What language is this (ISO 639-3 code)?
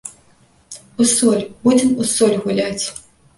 bel